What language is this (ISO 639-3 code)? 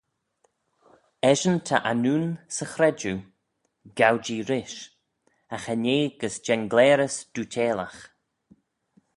glv